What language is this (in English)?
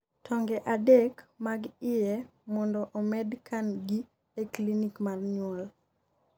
Luo (Kenya and Tanzania)